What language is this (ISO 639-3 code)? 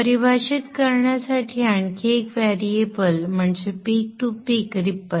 mar